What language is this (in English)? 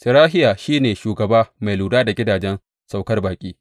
Hausa